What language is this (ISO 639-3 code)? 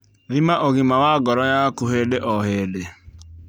kik